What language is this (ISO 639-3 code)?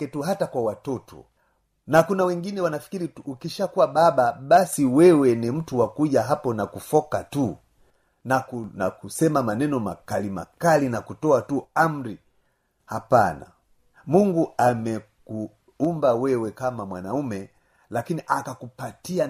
swa